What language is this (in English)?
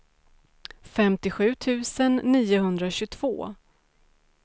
Swedish